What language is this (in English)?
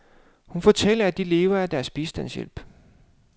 Danish